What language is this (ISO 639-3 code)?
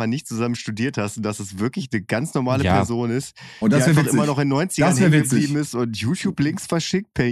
deu